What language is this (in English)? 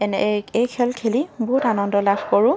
Assamese